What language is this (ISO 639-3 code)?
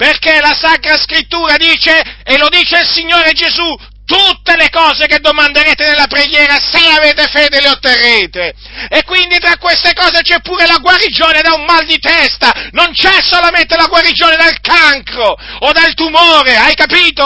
ita